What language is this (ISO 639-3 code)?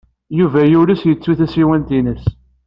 kab